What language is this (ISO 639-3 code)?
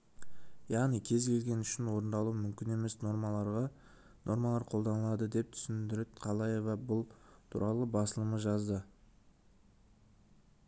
kaz